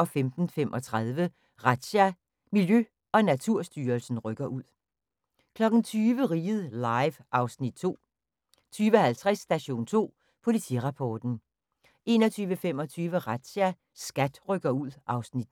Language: Danish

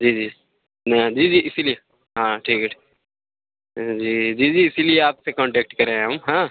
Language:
Urdu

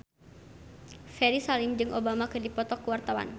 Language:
Sundanese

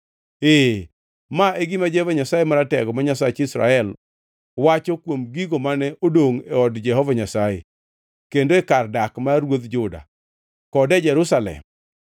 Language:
Luo (Kenya and Tanzania)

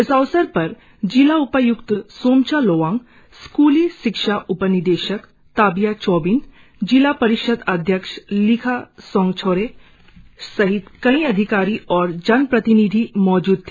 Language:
Hindi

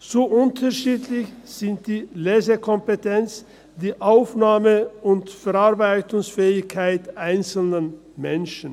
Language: Swiss German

